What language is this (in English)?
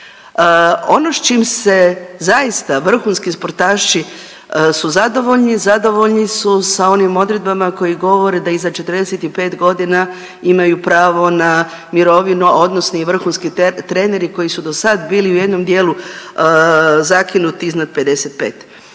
Croatian